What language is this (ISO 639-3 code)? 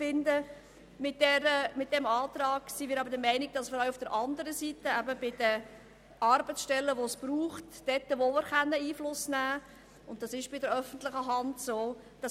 gsw